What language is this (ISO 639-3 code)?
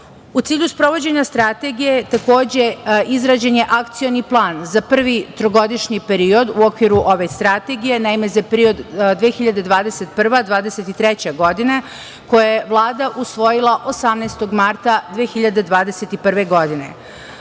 srp